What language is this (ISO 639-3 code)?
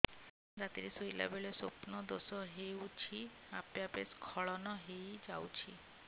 ori